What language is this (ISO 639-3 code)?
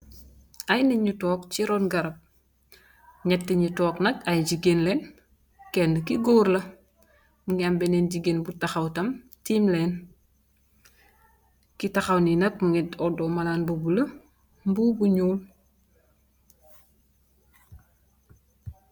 wol